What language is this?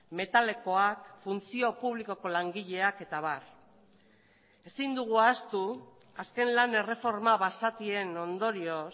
Basque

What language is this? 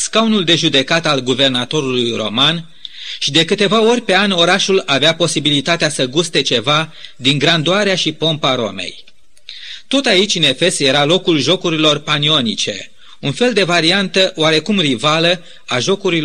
Romanian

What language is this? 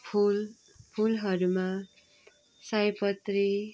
Nepali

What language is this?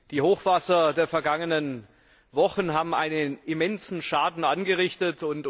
German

